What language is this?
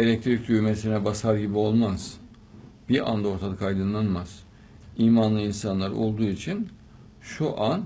Turkish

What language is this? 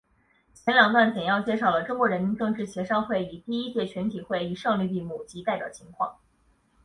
Chinese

